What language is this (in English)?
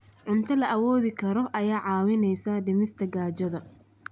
Somali